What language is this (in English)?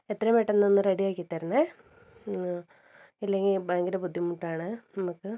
Malayalam